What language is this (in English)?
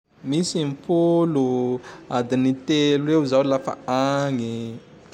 Tandroy-Mahafaly Malagasy